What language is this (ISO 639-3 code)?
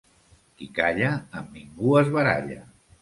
cat